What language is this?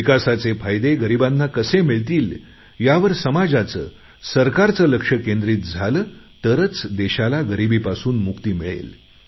Marathi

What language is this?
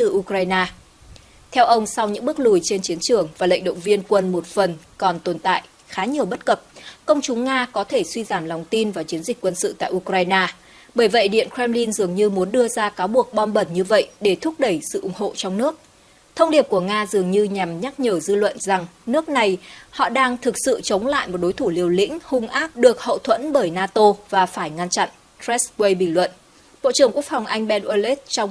Vietnamese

